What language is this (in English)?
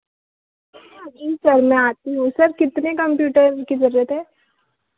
Hindi